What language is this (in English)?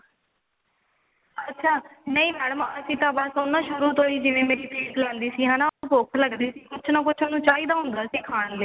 Punjabi